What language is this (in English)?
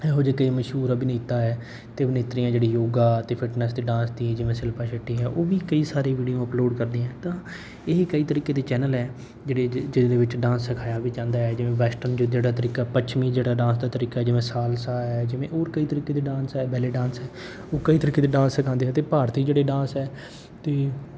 Punjabi